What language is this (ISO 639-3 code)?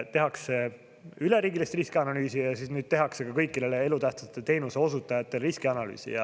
est